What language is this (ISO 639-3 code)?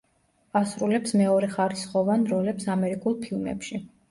kat